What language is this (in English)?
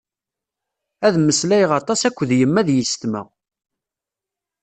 Kabyle